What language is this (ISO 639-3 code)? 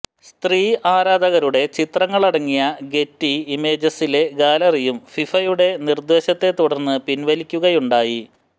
mal